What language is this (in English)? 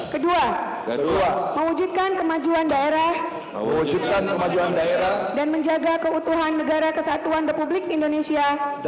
Indonesian